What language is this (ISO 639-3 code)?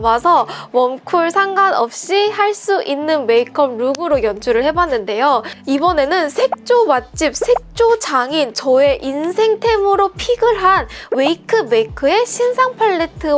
kor